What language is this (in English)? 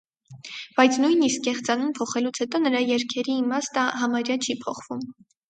Armenian